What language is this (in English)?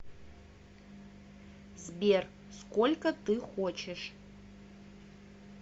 Russian